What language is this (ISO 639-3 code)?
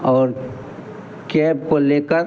hin